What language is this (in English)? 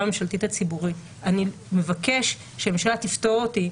Hebrew